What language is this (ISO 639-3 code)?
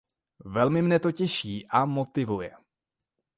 ces